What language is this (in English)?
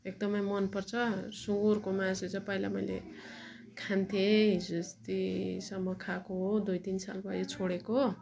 Nepali